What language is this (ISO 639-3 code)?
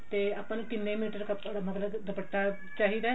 pan